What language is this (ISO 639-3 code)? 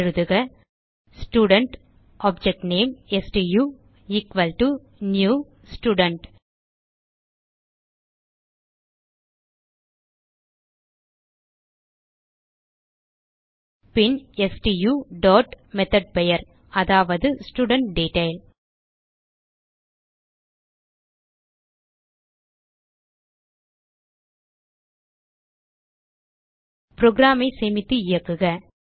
tam